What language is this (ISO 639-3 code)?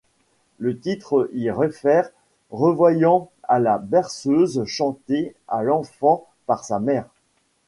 fra